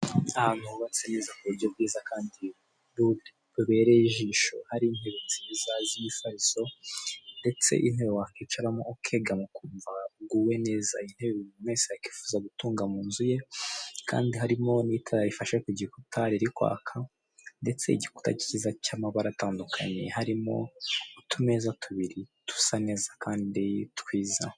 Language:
Kinyarwanda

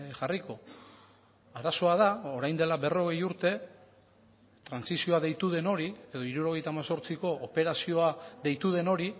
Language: Basque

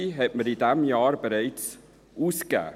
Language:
Swiss German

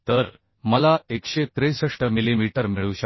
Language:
Marathi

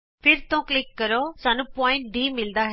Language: Punjabi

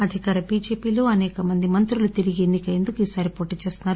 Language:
Telugu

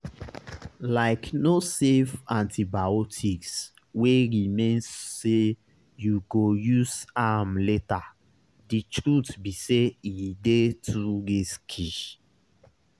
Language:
Nigerian Pidgin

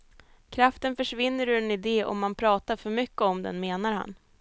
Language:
Swedish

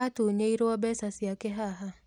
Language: Kikuyu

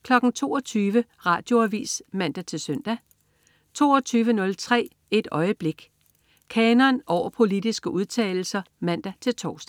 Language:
Danish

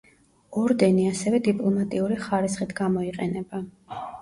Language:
Georgian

